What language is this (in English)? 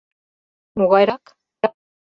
Mari